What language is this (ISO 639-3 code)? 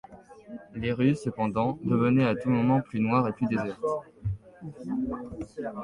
fra